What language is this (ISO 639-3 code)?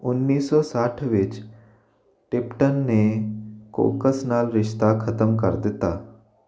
pan